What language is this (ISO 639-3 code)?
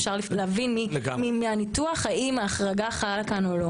heb